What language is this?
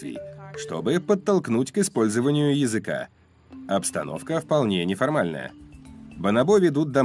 Russian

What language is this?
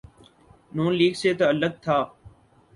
Urdu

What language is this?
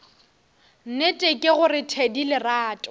Northern Sotho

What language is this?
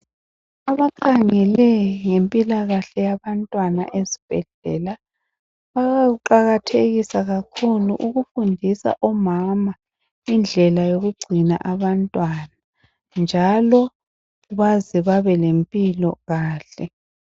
North Ndebele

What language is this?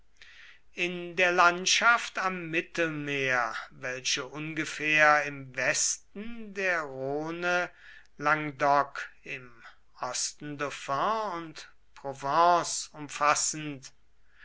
German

